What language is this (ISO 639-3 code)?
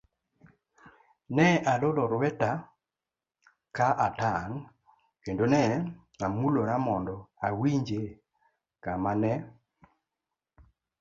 luo